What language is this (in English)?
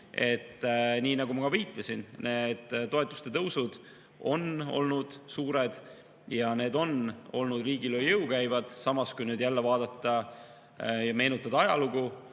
Estonian